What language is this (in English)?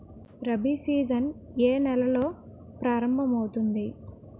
Telugu